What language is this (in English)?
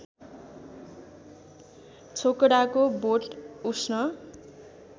Nepali